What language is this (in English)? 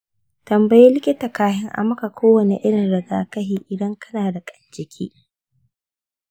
Hausa